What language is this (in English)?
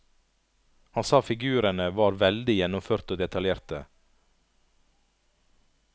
Norwegian